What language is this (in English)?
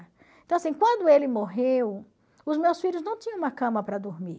Portuguese